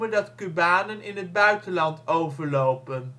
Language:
Dutch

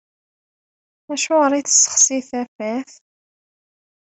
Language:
Kabyle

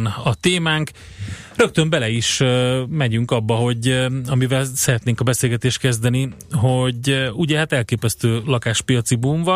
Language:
Hungarian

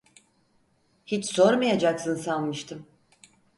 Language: Turkish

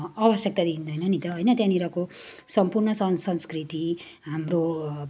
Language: Nepali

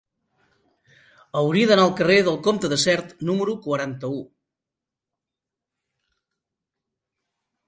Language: Catalan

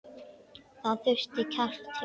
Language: Icelandic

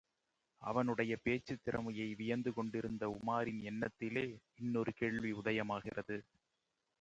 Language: Tamil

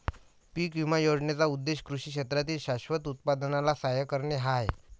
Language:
Marathi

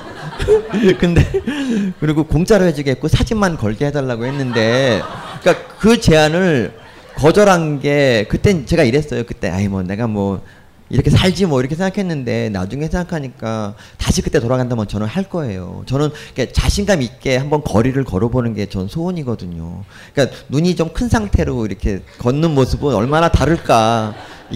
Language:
Korean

